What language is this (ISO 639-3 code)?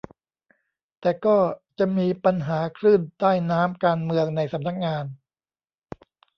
tha